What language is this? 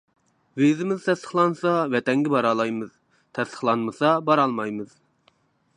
Uyghur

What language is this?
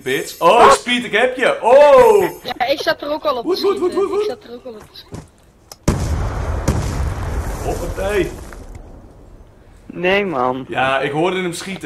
Dutch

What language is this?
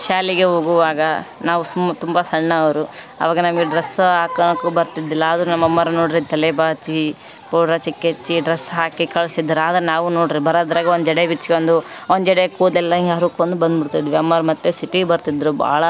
Kannada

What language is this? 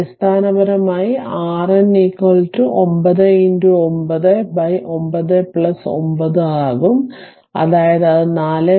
Malayalam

